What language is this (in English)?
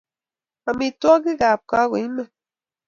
Kalenjin